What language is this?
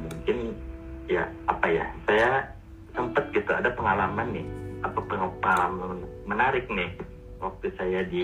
Indonesian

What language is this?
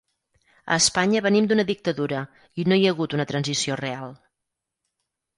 Catalan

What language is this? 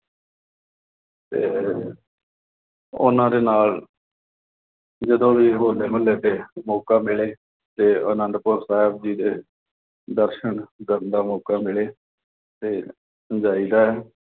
Punjabi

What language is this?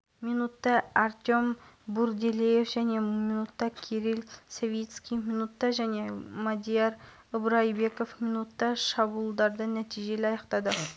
Kazakh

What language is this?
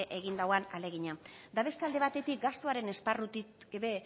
Basque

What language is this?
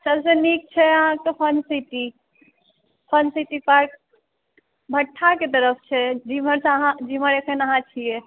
Maithili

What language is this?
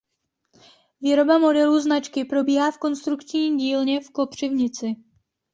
Czech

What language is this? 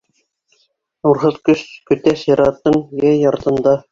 Bashkir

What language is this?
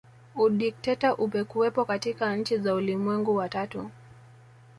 Swahili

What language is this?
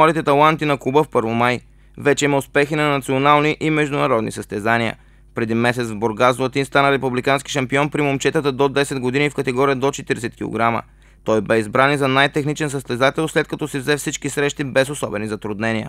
Bulgarian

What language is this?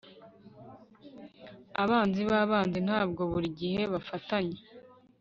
Kinyarwanda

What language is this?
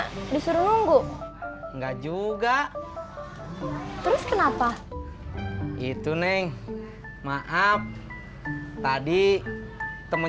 Indonesian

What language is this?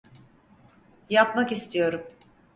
Turkish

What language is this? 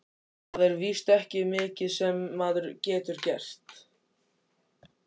Icelandic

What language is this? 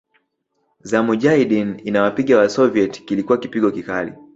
Swahili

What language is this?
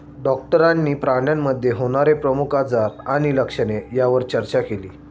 Marathi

